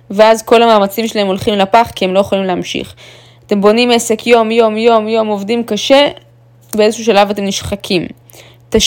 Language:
Hebrew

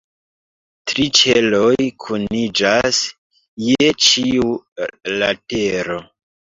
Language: Esperanto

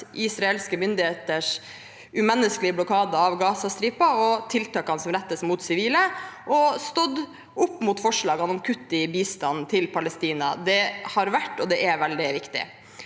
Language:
Norwegian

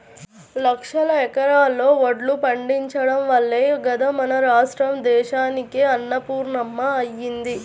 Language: Telugu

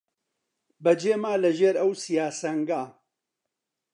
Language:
Central Kurdish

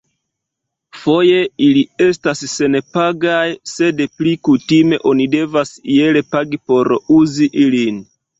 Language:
Esperanto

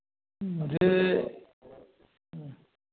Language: Hindi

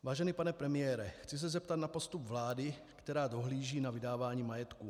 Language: Czech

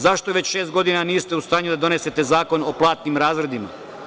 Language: Serbian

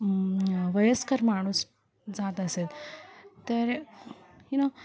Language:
Marathi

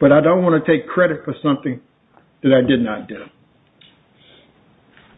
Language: English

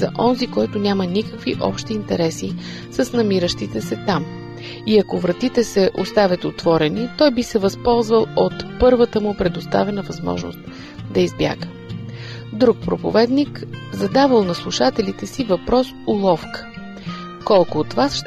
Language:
Bulgarian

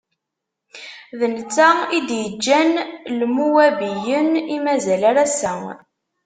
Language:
Kabyle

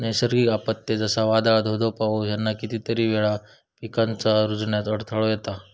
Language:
Marathi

